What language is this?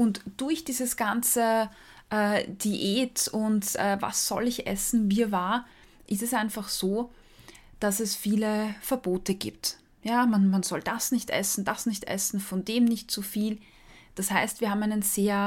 German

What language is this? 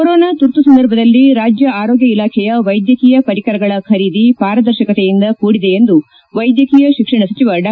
Kannada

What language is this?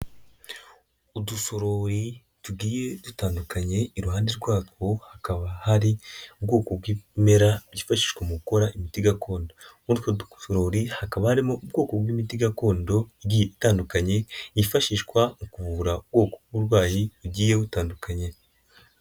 Kinyarwanda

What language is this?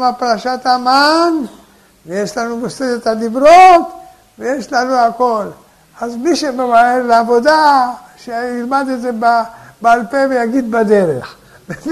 Hebrew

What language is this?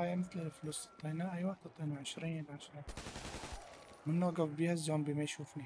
Arabic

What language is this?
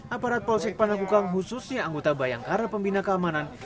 Indonesian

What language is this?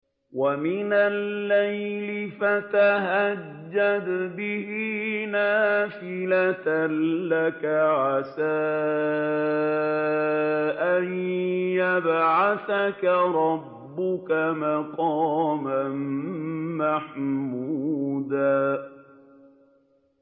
Arabic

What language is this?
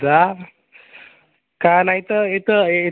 Marathi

